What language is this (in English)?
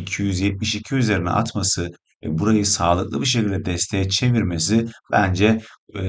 Turkish